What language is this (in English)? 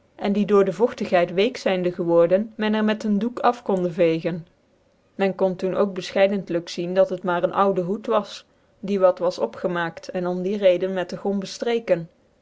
Dutch